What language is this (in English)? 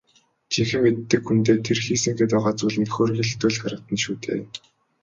Mongolian